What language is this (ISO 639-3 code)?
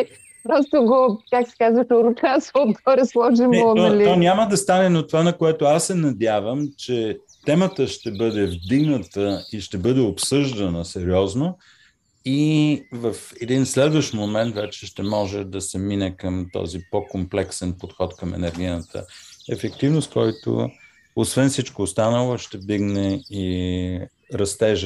bul